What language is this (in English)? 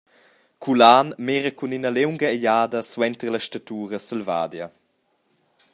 Romansh